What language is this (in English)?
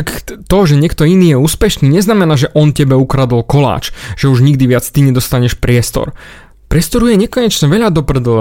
Slovak